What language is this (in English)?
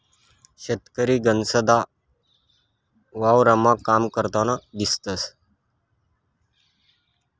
Marathi